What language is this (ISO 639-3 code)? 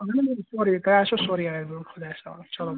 kas